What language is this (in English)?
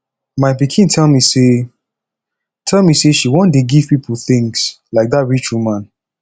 Nigerian Pidgin